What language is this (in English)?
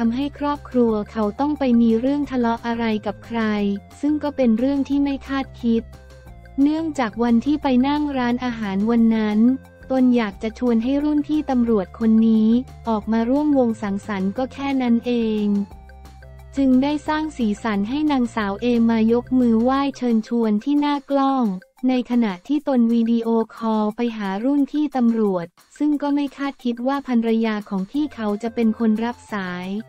Thai